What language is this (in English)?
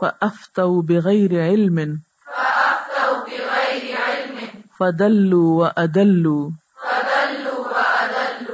Urdu